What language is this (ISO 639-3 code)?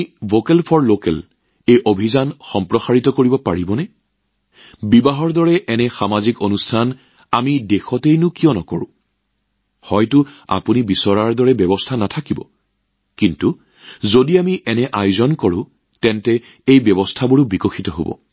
asm